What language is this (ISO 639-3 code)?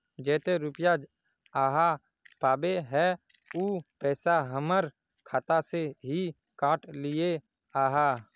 mag